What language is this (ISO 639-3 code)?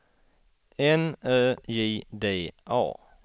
swe